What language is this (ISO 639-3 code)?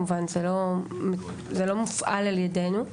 heb